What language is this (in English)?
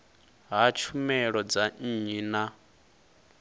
Venda